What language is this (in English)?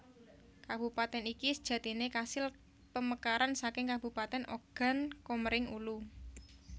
Javanese